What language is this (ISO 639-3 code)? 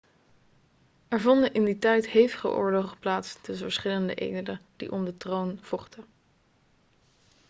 nld